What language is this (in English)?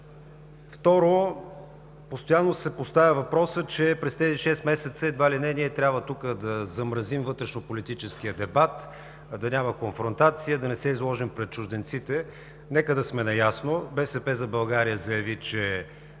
Bulgarian